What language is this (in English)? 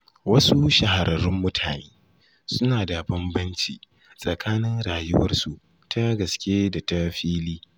Hausa